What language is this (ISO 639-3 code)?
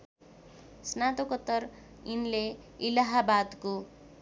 nep